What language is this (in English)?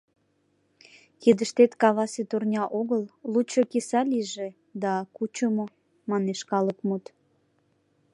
Mari